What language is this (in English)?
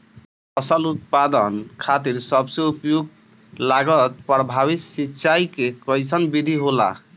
Bhojpuri